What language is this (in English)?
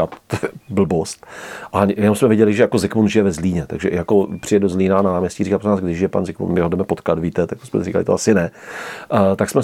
Czech